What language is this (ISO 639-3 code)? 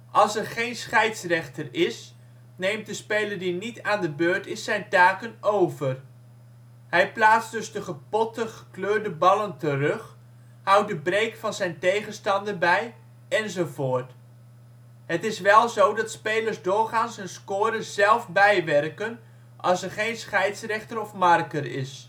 nld